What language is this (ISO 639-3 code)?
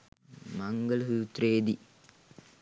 sin